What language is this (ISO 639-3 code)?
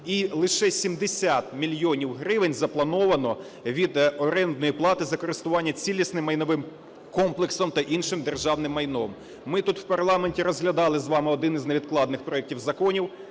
ukr